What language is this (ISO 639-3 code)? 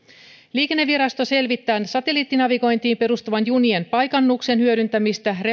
fin